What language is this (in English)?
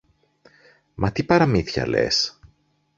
Greek